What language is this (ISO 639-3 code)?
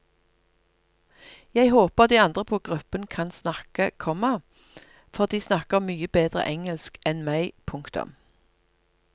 nor